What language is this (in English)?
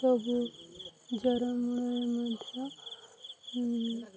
Odia